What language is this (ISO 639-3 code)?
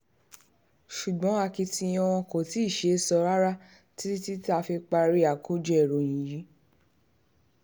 yor